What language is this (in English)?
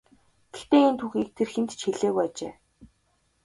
Mongolian